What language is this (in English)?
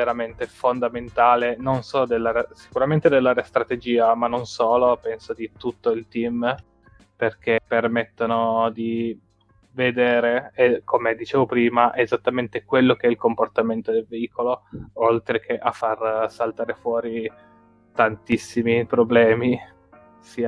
Italian